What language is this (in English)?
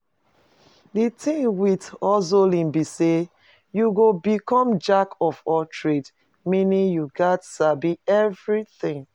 Nigerian Pidgin